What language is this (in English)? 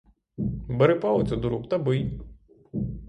Ukrainian